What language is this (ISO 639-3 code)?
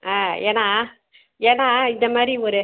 tam